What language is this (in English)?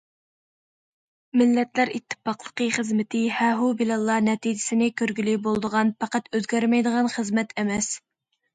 Uyghur